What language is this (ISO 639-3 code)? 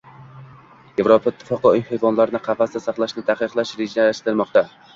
uzb